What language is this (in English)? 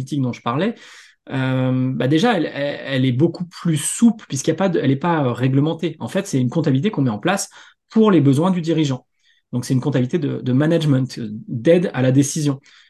French